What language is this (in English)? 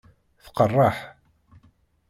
Kabyle